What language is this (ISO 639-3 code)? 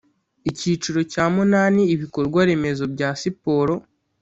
kin